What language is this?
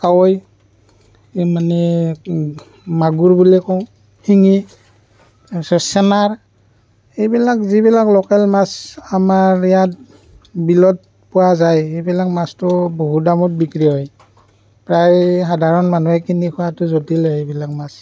Assamese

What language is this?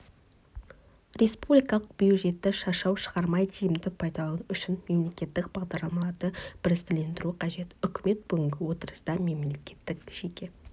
Kazakh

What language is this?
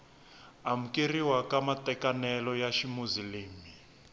Tsonga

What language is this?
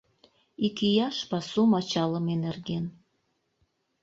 Mari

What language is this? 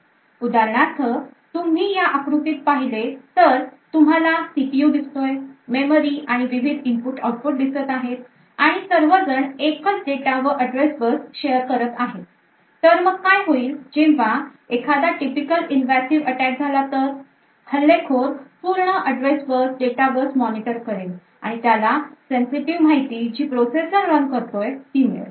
Marathi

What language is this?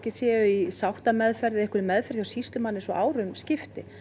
Icelandic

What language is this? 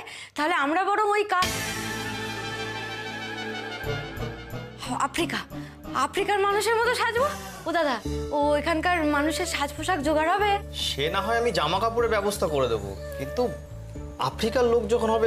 Bangla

